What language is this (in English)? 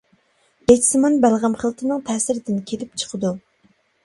Uyghur